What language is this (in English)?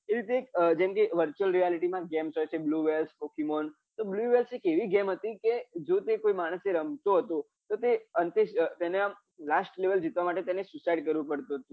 Gujarati